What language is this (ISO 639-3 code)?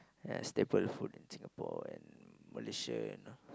eng